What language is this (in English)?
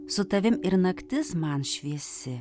Lithuanian